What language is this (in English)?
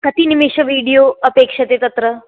Sanskrit